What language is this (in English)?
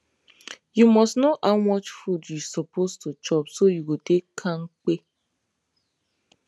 Nigerian Pidgin